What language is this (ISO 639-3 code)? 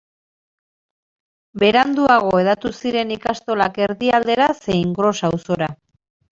eus